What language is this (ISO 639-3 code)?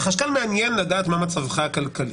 heb